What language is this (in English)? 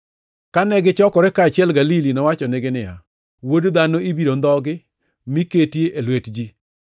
Luo (Kenya and Tanzania)